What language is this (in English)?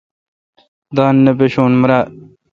Kalkoti